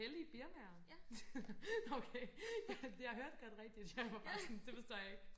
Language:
Danish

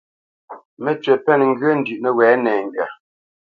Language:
Bamenyam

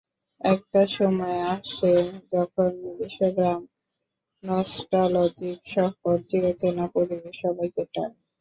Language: Bangla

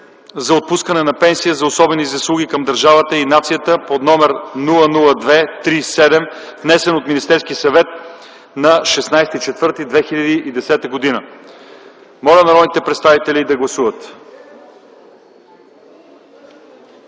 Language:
Bulgarian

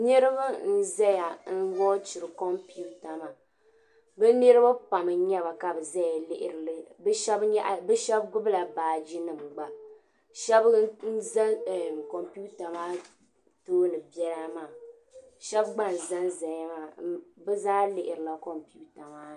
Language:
Dagbani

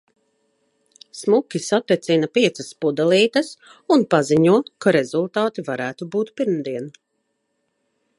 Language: Latvian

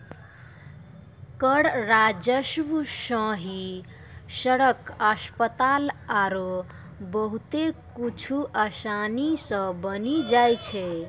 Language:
Maithili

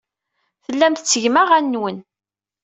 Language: Kabyle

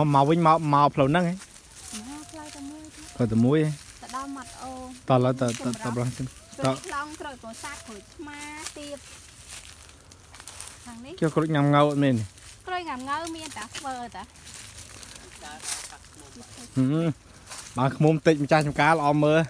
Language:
Thai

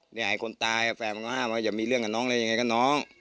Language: Thai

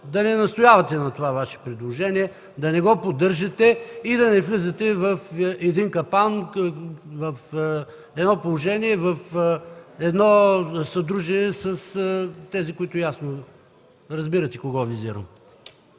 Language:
Bulgarian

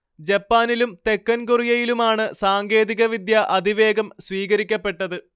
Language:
Malayalam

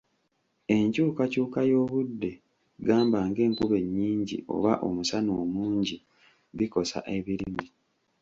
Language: Ganda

